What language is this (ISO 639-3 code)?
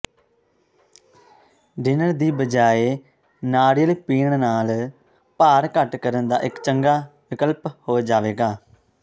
pan